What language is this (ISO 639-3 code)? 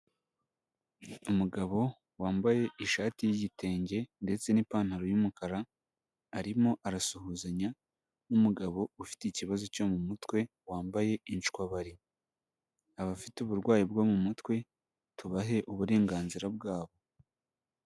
kin